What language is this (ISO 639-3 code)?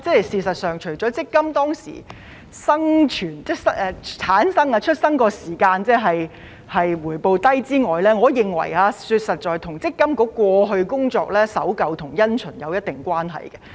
yue